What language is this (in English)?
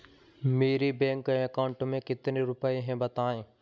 Hindi